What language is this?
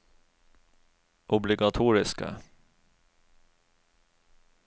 Norwegian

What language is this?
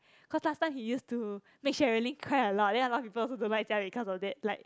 English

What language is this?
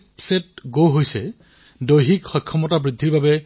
Assamese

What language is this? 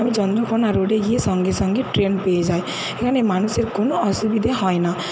Bangla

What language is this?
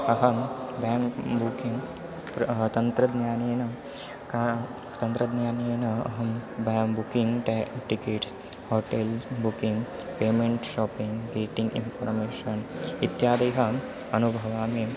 Sanskrit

